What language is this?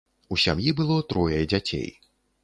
Belarusian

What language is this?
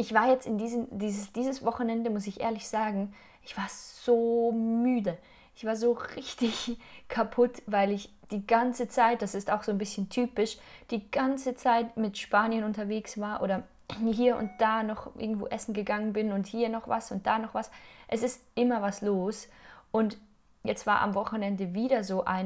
German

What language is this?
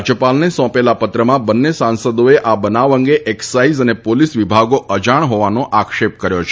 Gujarati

